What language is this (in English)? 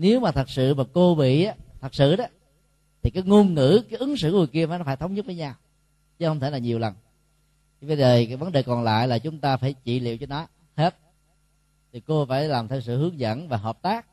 Vietnamese